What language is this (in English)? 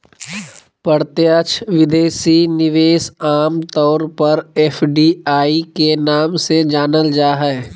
Magahi